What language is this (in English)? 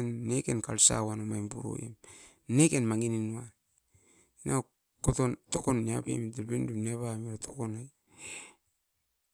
Askopan